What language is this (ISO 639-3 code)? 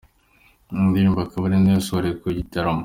kin